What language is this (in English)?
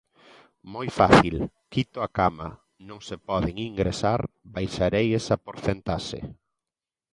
Galician